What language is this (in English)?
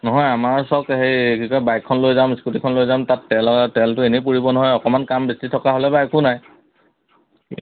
Assamese